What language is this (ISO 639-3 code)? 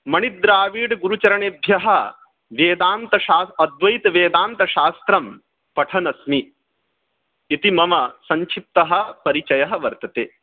san